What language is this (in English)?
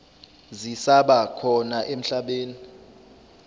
Zulu